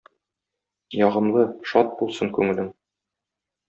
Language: Tatar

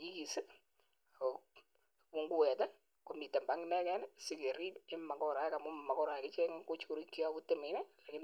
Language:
Kalenjin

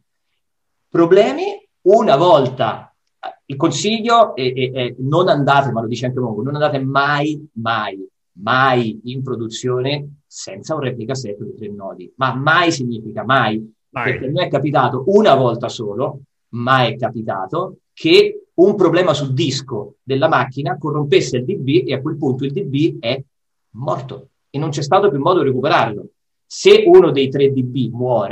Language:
Italian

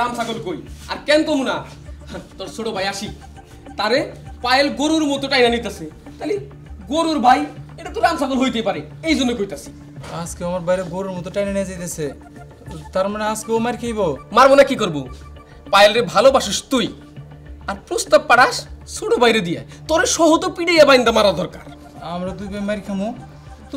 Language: Romanian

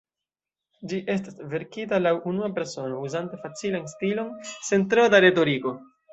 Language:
Esperanto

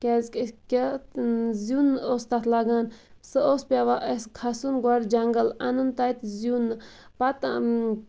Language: Kashmiri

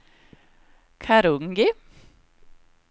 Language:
Swedish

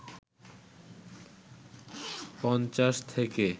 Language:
Bangla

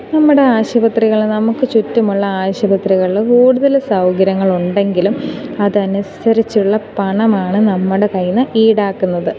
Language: Malayalam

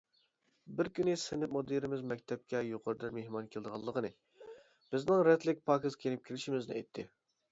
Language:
Uyghur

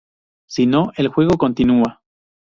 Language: Spanish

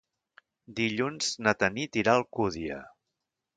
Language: Catalan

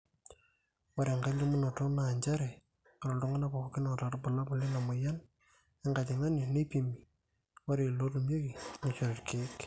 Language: Masai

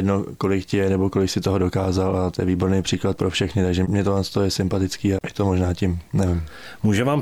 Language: Czech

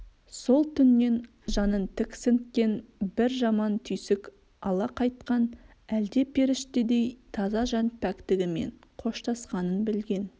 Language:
Kazakh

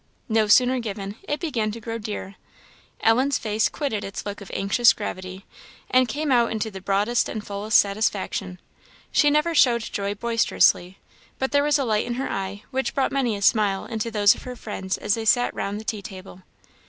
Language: English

